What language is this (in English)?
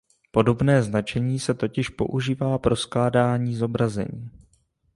Czech